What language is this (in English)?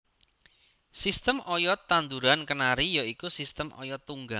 Javanese